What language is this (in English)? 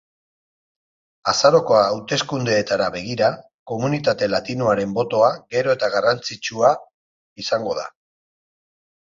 Basque